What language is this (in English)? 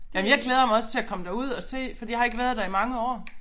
Danish